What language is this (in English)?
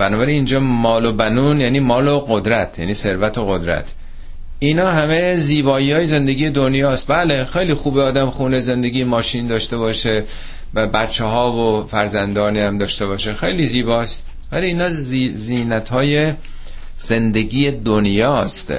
Persian